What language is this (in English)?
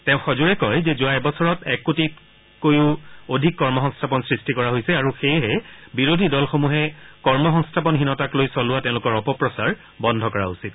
Assamese